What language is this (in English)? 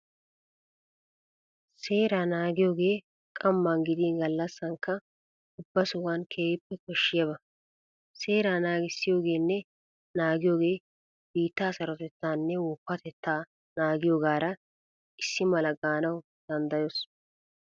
Wolaytta